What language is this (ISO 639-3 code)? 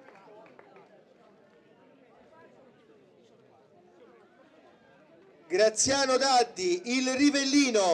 ita